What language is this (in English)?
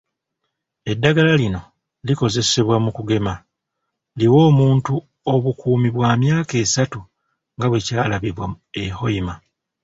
Ganda